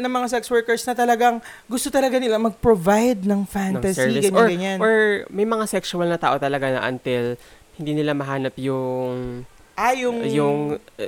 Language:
Filipino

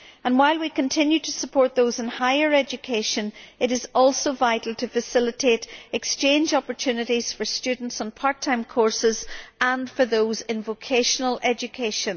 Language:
English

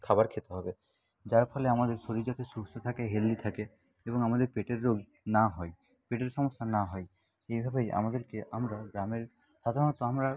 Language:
Bangla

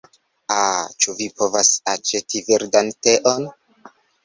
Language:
Esperanto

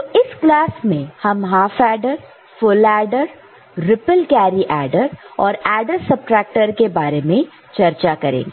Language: Hindi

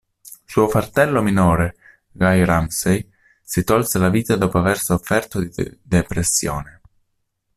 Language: Italian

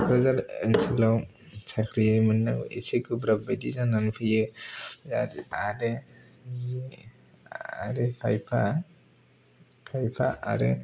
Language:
Bodo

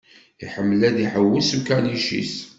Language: Kabyle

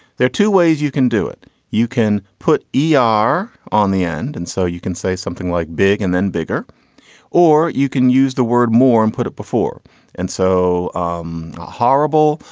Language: English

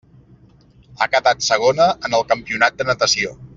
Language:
Catalan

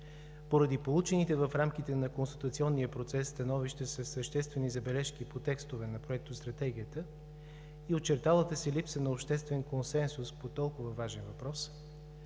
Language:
Bulgarian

